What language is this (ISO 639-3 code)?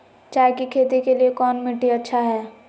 mag